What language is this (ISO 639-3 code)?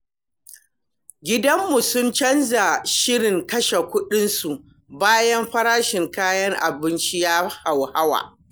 hau